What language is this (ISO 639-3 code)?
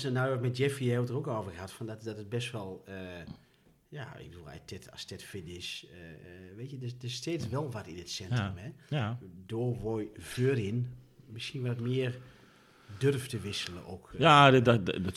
nld